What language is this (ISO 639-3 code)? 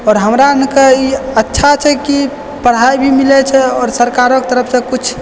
mai